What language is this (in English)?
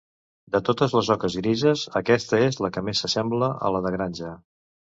Catalan